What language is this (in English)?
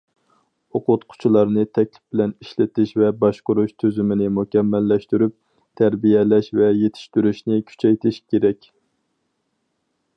Uyghur